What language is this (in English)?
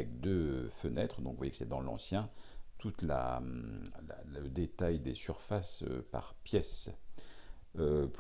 French